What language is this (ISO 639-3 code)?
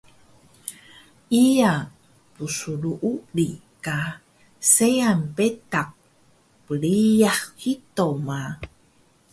trv